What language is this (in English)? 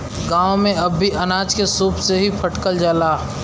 Bhojpuri